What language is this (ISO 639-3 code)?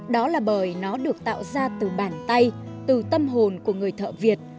vie